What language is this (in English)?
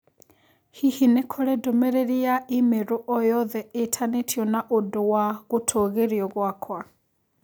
Kikuyu